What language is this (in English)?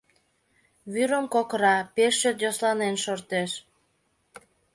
Mari